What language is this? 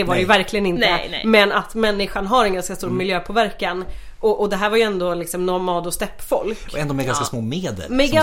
Swedish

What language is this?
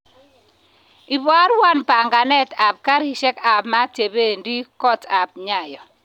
Kalenjin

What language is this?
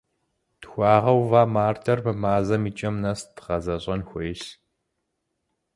Kabardian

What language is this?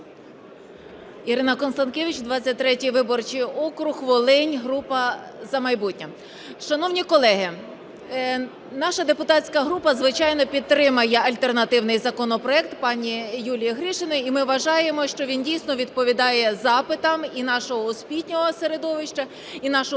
Ukrainian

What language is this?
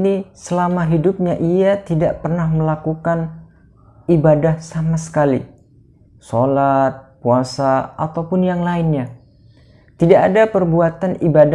Indonesian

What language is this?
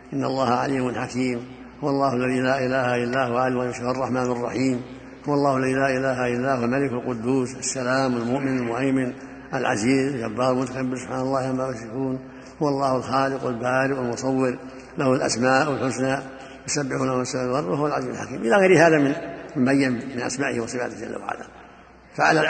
Arabic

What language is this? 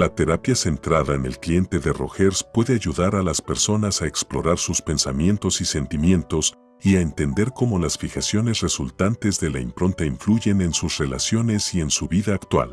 Spanish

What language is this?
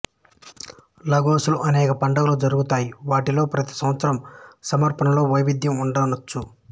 Telugu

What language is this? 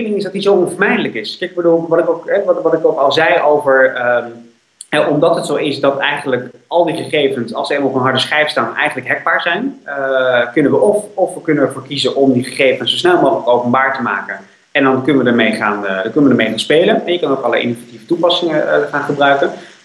Dutch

